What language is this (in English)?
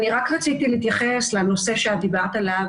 Hebrew